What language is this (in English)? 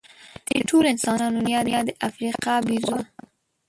Pashto